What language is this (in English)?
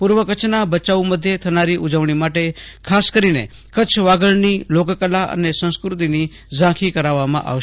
Gujarati